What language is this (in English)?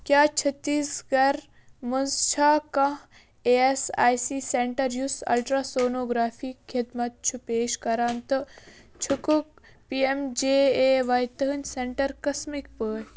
Kashmiri